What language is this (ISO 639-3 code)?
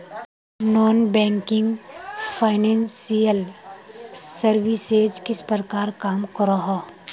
mag